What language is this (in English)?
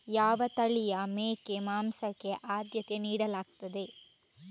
Kannada